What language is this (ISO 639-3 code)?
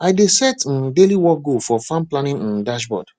pcm